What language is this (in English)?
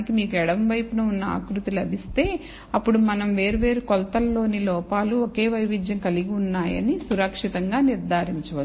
Telugu